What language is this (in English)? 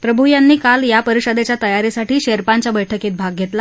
Marathi